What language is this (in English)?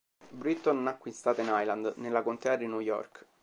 Italian